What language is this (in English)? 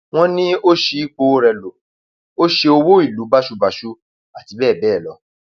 Yoruba